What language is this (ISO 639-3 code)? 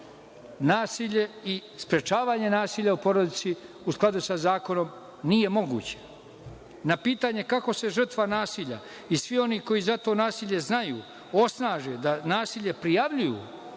srp